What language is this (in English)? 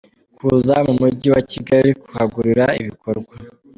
Kinyarwanda